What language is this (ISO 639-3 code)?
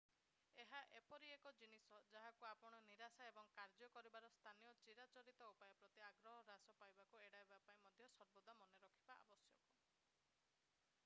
ori